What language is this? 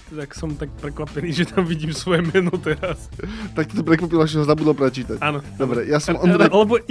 Slovak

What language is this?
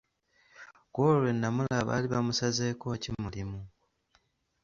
Ganda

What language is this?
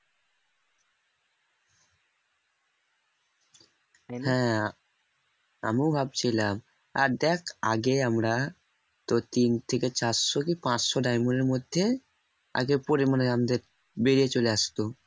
Bangla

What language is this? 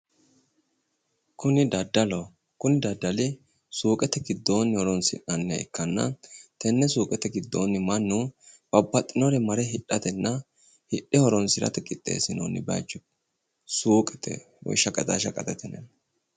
Sidamo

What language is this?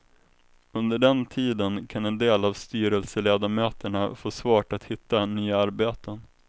Swedish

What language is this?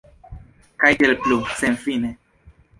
Esperanto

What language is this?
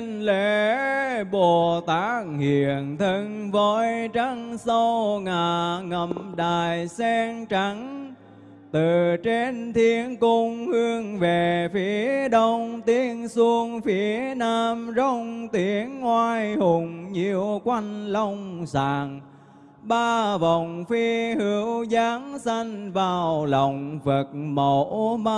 Vietnamese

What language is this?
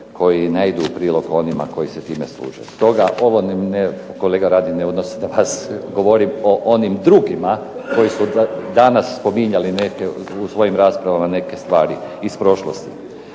Croatian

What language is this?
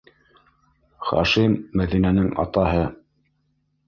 Bashkir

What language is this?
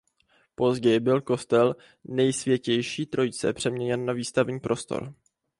Czech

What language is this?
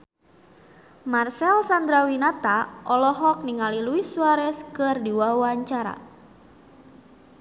Sundanese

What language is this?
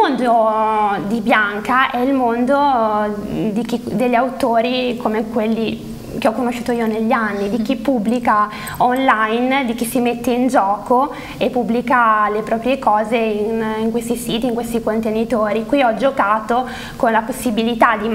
Italian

